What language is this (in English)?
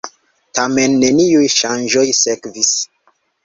Esperanto